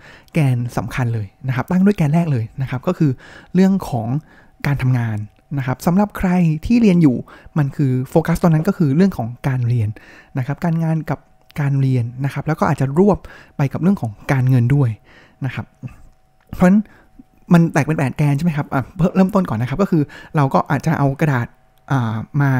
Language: Thai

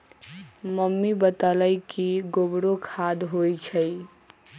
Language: Magahi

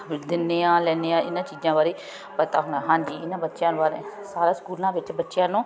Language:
Punjabi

